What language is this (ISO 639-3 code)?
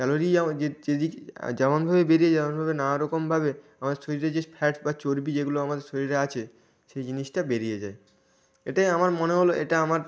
ben